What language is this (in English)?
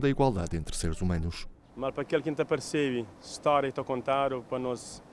Portuguese